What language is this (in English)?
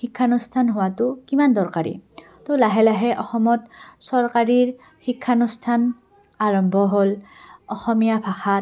Assamese